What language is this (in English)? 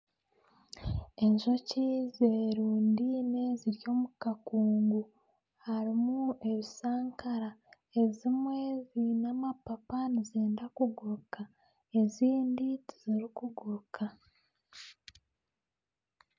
Nyankole